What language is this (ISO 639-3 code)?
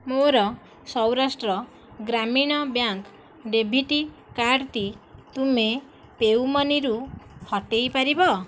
ori